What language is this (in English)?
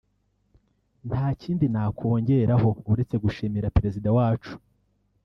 Kinyarwanda